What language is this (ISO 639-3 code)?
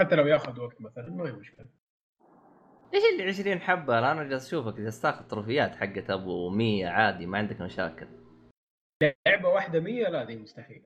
ara